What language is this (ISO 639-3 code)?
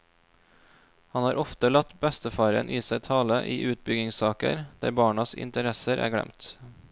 nor